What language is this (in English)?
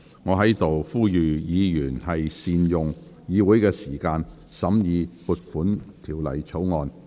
Cantonese